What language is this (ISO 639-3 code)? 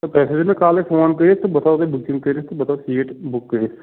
kas